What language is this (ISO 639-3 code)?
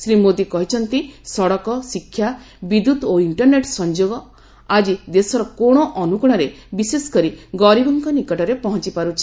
ori